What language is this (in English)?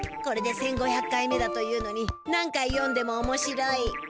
Japanese